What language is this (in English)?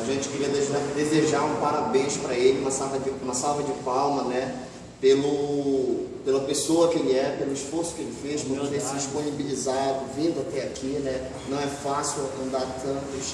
Portuguese